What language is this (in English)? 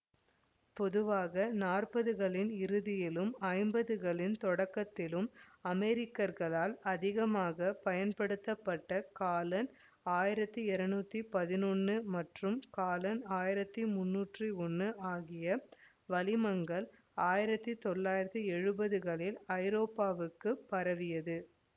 Tamil